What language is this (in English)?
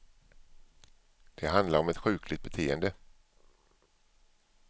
Swedish